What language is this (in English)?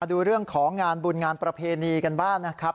Thai